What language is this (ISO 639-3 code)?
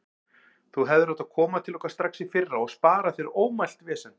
isl